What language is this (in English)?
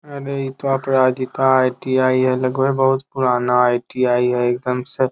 Magahi